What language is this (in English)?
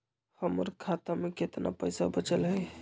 Magahi